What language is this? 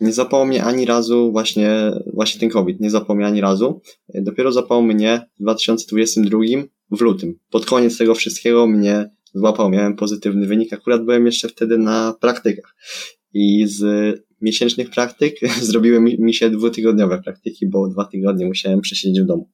Polish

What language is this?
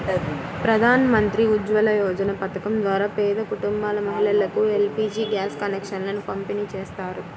Telugu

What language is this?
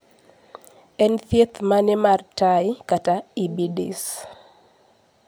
Luo (Kenya and Tanzania)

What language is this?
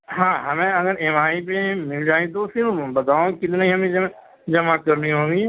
Urdu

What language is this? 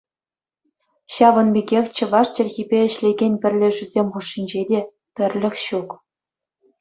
Chuvash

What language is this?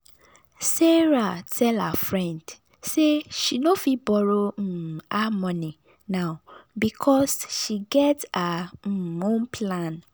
Nigerian Pidgin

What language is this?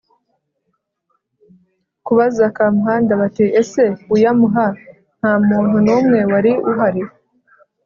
Kinyarwanda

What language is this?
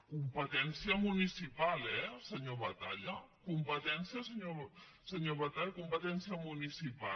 Catalan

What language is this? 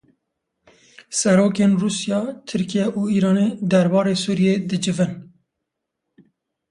Kurdish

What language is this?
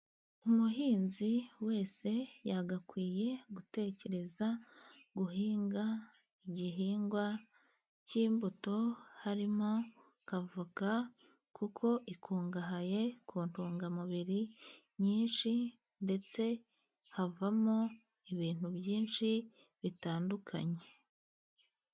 Kinyarwanda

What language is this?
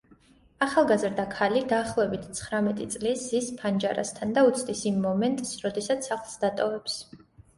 Georgian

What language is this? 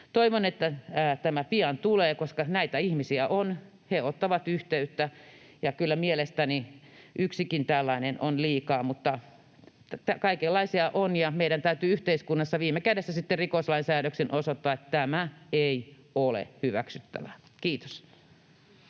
Finnish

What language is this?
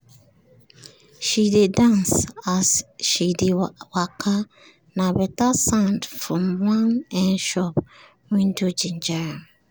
Nigerian Pidgin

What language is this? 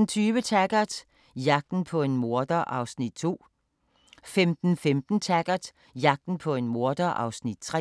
Danish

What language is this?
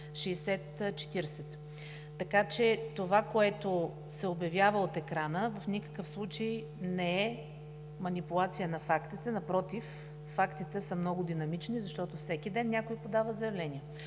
Bulgarian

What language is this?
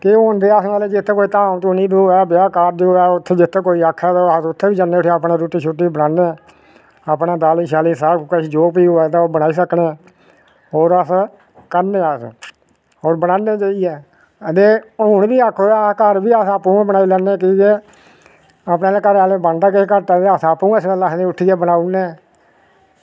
Dogri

